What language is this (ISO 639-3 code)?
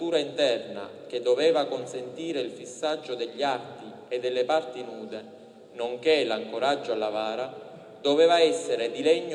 ita